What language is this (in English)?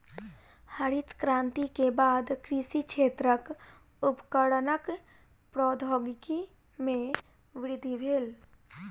Maithili